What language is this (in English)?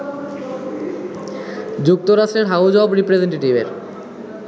Bangla